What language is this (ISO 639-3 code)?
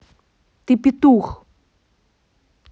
rus